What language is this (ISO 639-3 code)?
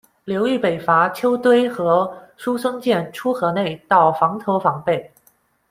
zho